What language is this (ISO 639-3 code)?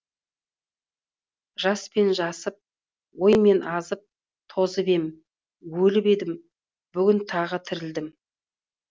kaz